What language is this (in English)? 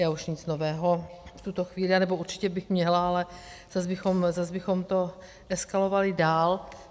Czech